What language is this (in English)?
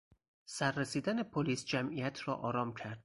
Persian